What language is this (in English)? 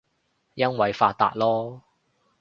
Cantonese